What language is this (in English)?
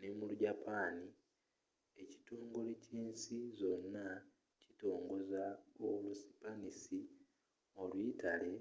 Ganda